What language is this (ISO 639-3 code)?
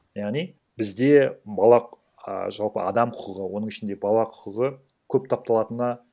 kaz